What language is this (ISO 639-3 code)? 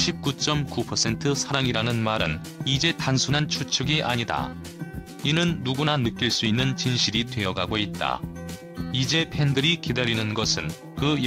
kor